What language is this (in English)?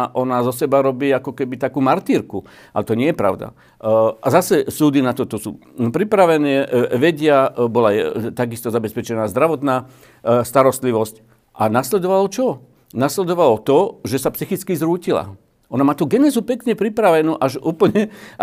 Slovak